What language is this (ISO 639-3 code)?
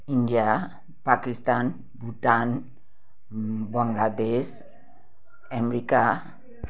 nep